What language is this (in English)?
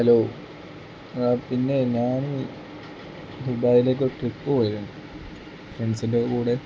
Malayalam